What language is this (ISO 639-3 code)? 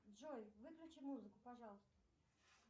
rus